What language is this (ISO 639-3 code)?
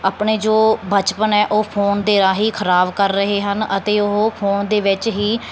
pan